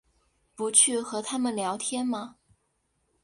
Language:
Chinese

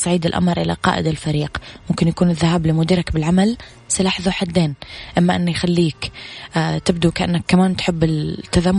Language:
Arabic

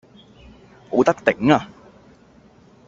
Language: Cantonese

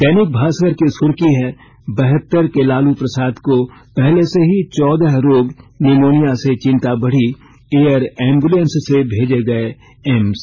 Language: Hindi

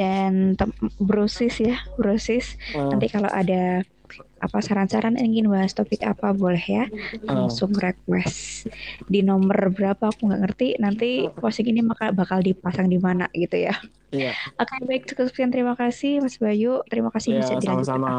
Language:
Indonesian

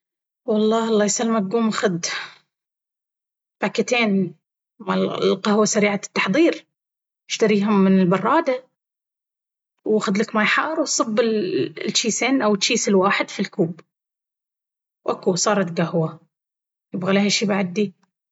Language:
Baharna Arabic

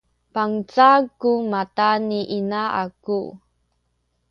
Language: Sakizaya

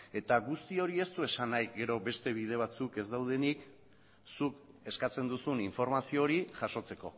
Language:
Basque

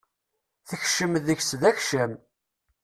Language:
Kabyle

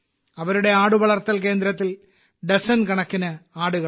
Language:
Malayalam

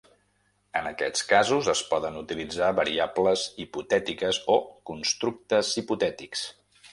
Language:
Catalan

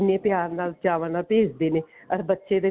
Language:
Punjabi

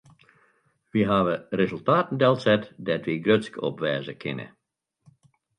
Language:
Western Frisian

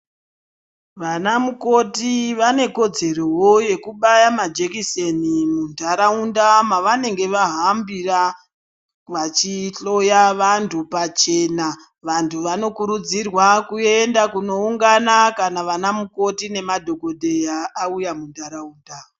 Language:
Ndau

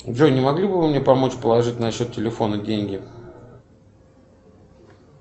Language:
Russian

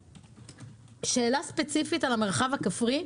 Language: Hebrew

